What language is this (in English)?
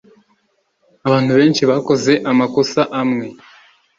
Kinyarwanda